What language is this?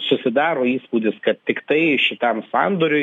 Lithuanian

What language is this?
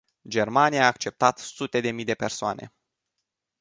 Romanian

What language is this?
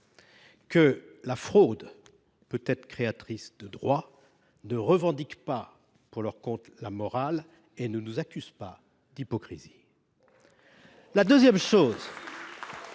French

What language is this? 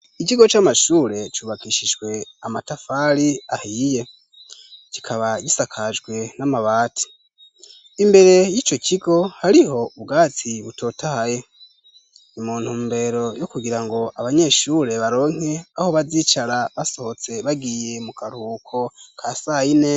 Rundi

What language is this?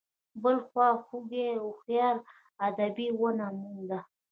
Pashto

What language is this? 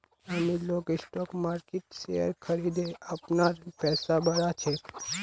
Magahi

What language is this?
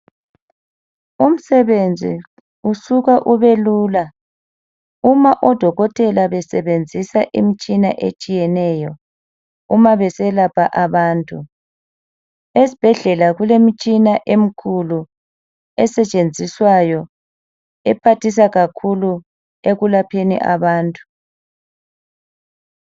North Ndebele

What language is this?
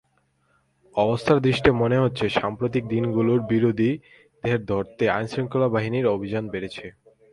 Bangla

